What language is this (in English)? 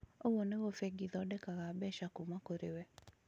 Kikuyu